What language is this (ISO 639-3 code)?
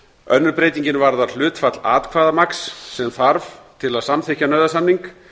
isl